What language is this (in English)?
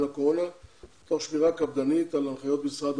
Hebrew